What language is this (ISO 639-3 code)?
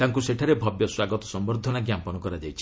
ori